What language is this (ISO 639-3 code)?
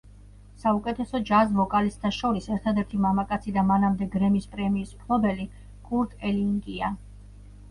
kat